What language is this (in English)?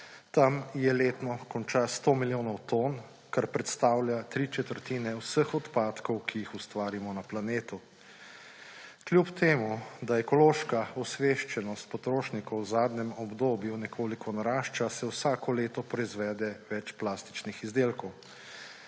Slovenian